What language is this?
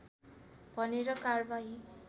Nepali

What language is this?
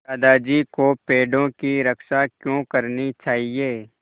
Hindi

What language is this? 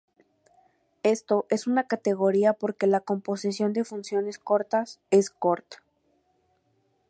Spanish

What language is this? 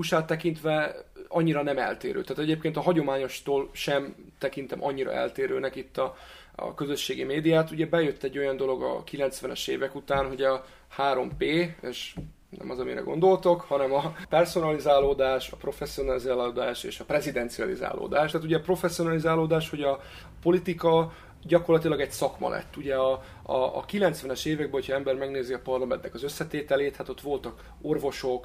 Hungarian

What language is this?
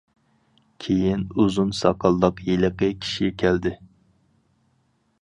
Uyghur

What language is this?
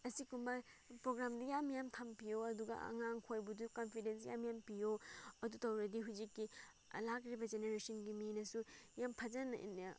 Manipuri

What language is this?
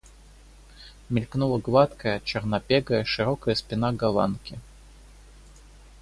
Russian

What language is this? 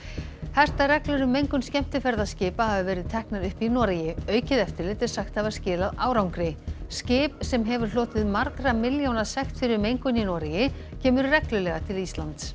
Icelandic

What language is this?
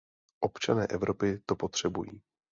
Czech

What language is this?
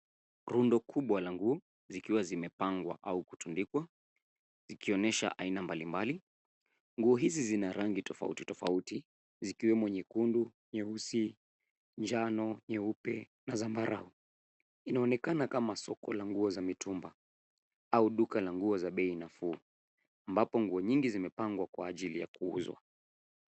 Swahili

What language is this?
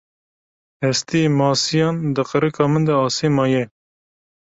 Kurdish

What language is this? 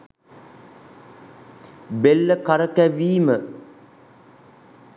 Sinhala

